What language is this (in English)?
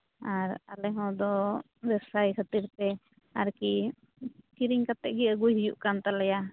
Santali